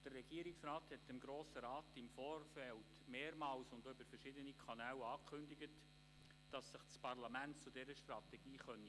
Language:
Swiss German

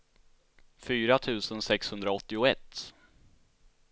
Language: Swedish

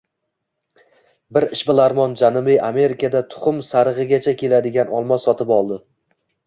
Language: Uzbek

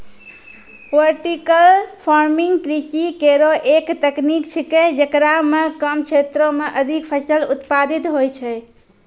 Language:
Maithili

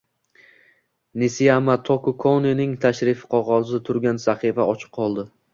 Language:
Uzbek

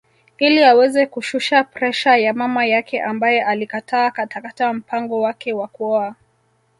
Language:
Swahili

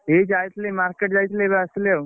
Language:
Odia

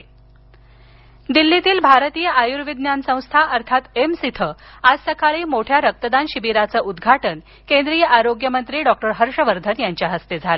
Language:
Marathi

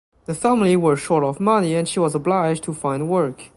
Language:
English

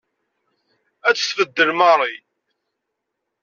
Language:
Kabyle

